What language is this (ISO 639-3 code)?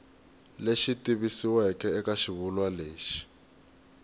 tso